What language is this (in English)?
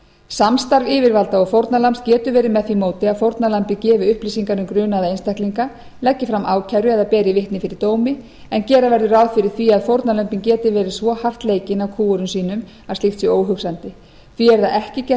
Icelandic